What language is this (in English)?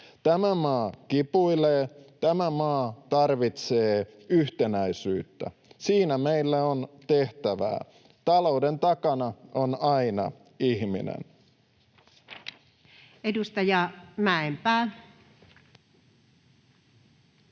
Finnish